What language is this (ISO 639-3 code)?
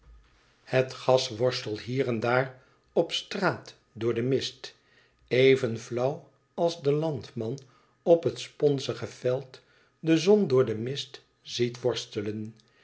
nld